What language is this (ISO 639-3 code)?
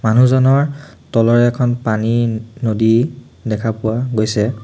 asm